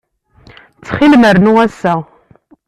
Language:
Kabyle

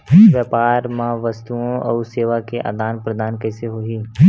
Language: Chhattisgarhi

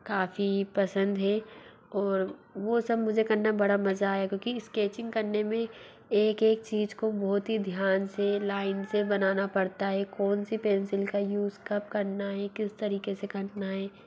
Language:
Hindi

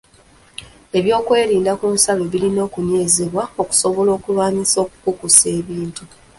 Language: Ganda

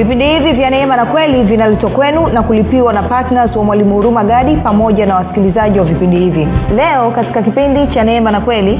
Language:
Swahili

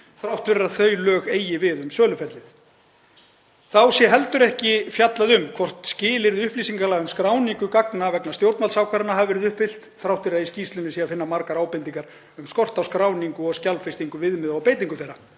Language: Icelandic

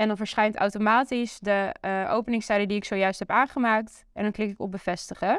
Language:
Dutch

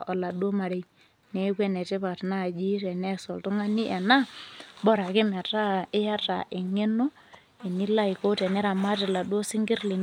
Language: Masai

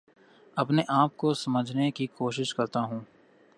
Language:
Urdu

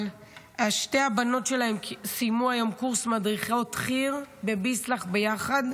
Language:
Hebrew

